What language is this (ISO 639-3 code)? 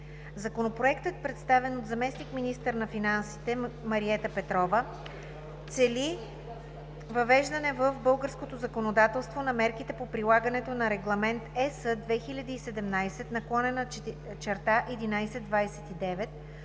bul